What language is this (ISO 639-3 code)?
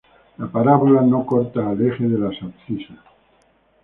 spa